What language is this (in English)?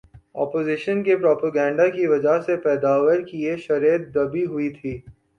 Urdu